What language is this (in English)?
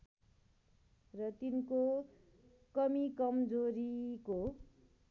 Nepali